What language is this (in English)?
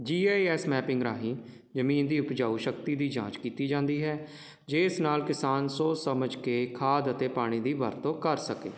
Punjabi